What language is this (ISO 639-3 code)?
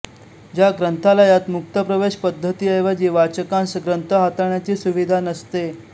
mar